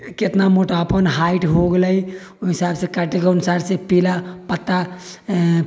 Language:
Maithili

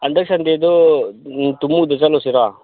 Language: Manipuri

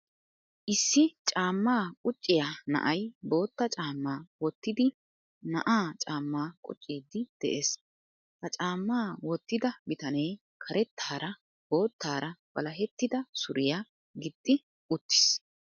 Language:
Wolaytta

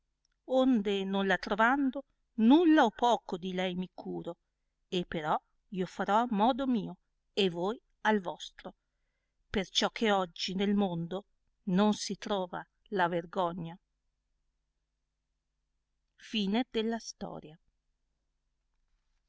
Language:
Italian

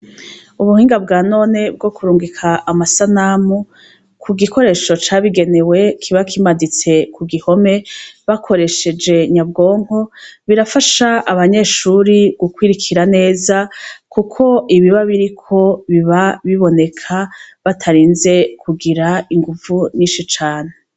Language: Rundi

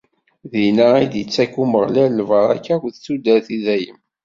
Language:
Kabyle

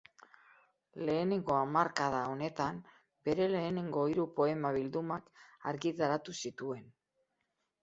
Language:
Basque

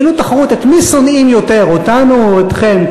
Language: Hebrew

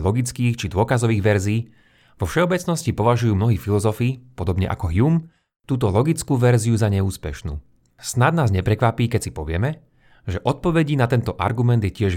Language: Slovak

